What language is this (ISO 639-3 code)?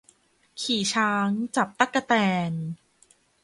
tha